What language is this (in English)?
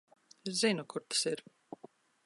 Latvian